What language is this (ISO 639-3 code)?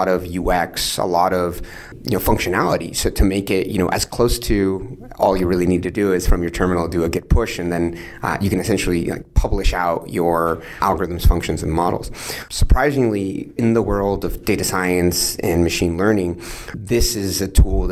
eng